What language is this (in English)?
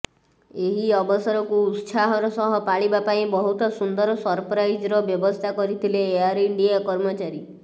Odia